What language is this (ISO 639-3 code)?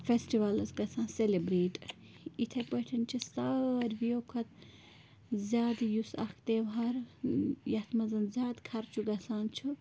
kas